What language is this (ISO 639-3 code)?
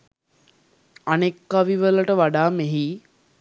sin